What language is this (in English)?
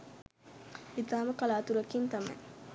Sinhala